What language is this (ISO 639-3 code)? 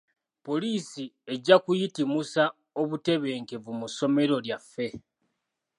lug